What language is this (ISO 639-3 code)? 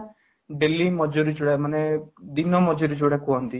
ori